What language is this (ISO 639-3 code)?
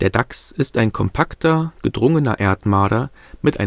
deu